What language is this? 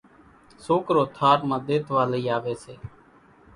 Kachi Koli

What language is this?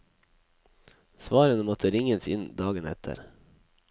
Norwegian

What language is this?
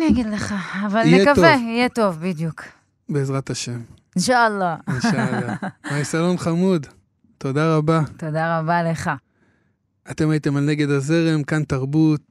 Hebrew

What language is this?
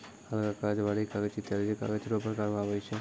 Maithili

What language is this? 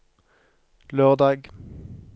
Norwegian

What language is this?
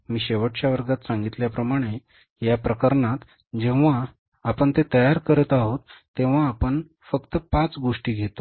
Marathi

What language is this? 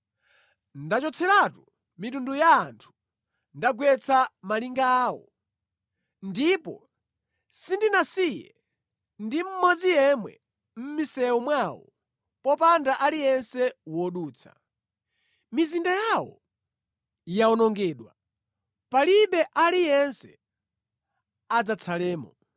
Nyanja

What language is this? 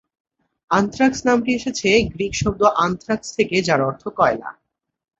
Bangla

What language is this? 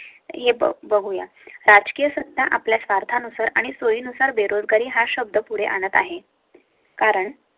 Marathi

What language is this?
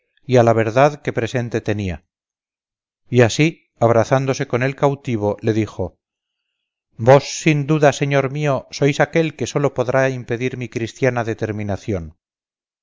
Spanish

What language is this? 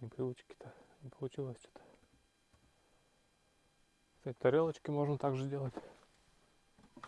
Russian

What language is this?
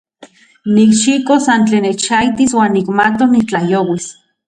Central Puebla Nahuatl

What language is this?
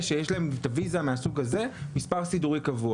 Hebrew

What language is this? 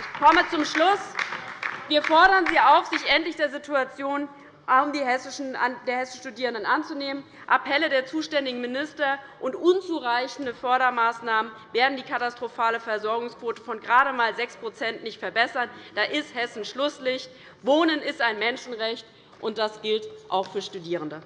German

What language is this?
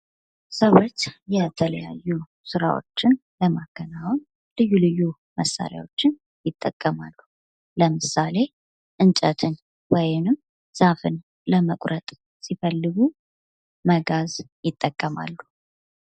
Amharic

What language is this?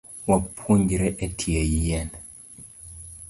Luo (Kenya and Tanzania)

